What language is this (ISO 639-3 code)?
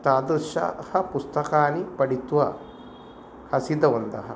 san